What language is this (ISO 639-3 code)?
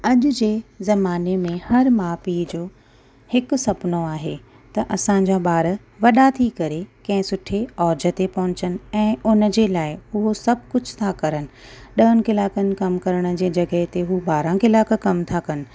snd